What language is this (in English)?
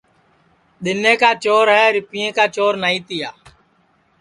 Sansi